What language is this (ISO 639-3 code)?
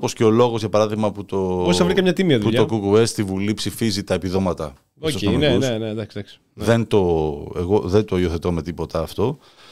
ell